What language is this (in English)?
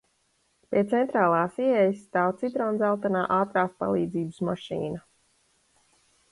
Latvian